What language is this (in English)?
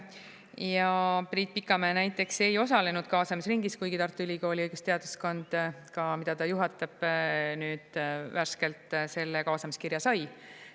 Estonian